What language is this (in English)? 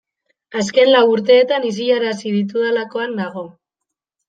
Basque